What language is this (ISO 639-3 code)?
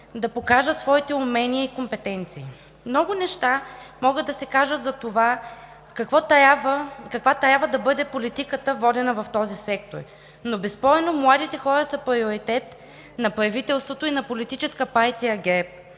bul